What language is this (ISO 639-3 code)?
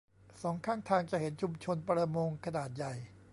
tha